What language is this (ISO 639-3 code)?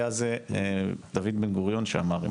heb